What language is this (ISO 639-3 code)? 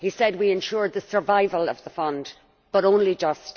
eng